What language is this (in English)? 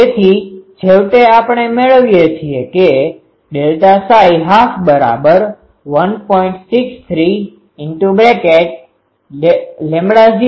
Gujarati